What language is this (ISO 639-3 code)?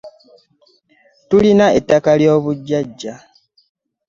lug